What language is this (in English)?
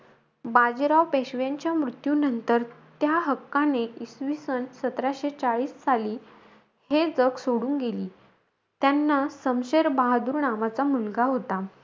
Marathi